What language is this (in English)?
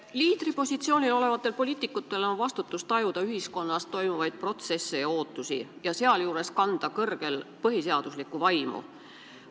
Estonian